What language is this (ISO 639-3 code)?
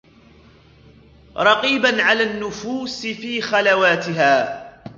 ara